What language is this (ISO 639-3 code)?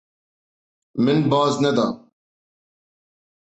kur